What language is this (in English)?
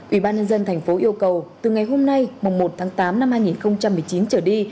Vietnamese